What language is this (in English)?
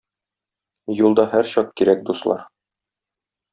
Tatar